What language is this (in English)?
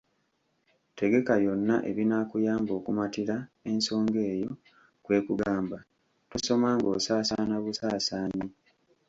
Ganda